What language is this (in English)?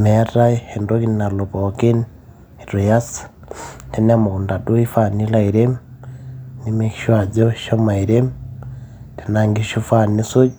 Masai